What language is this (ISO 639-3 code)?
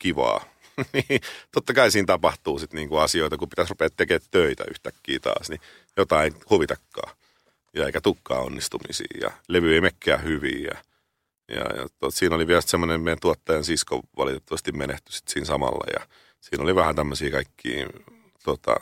fin